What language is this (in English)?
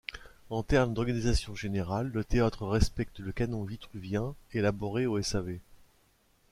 French